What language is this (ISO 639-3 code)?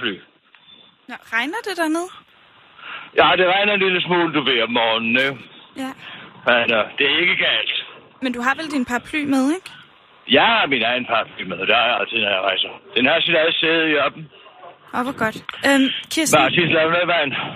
dan